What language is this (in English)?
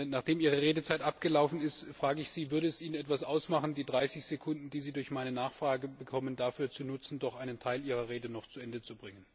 German